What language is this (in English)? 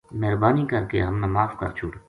Gujari